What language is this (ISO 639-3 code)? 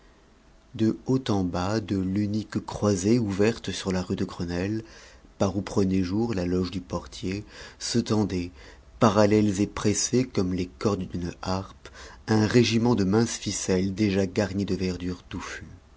fra